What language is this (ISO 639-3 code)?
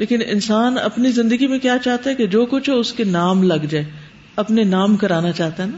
urd